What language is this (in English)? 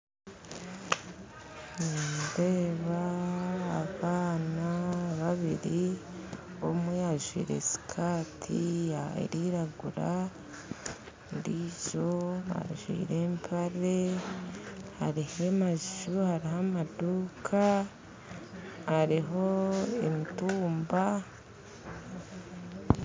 Nyankole